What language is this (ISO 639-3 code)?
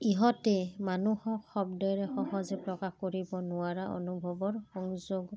asm